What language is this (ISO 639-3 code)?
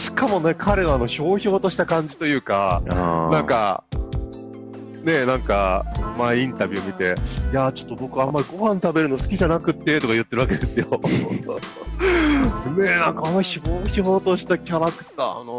jpn